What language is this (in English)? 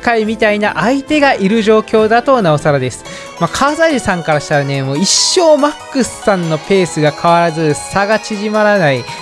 Japanese